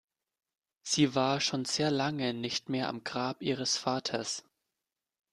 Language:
German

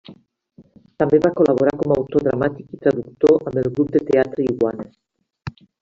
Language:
Catalan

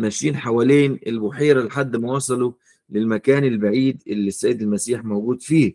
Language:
Arabic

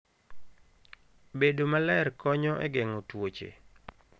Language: Luo (Kenya and Tanzania)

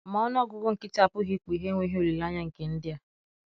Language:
Igbo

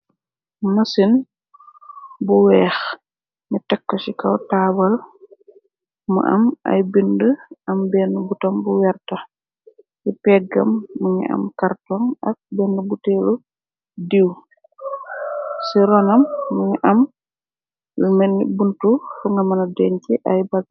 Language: Wolof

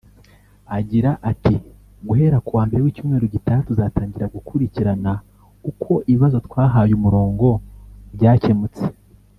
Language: Kinyarwanda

